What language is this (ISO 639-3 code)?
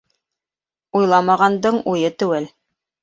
bak